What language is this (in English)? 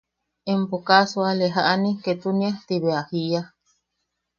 Yaqui